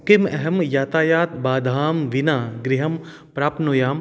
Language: Sanskrit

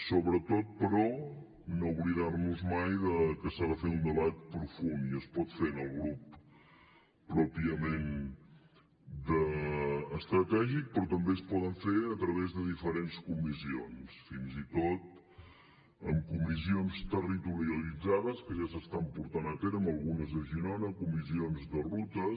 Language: Catalan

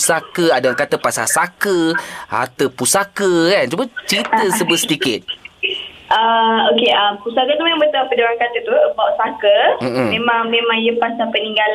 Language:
Malay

